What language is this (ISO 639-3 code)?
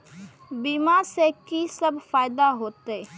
mai